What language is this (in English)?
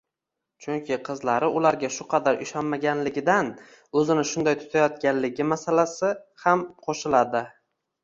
Uzbek